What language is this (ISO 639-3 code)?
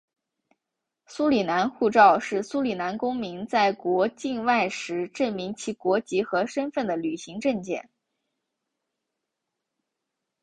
zho